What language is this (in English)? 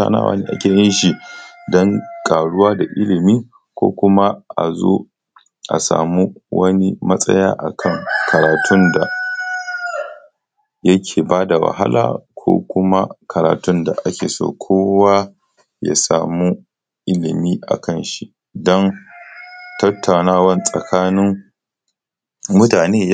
Hausa